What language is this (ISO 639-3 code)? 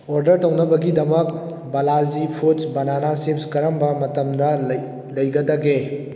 mni